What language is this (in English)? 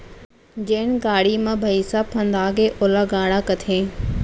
Chhattisgarhi